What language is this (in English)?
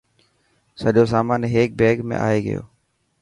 Dhatki